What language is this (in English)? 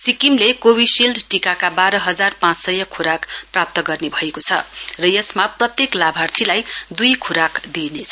Nepali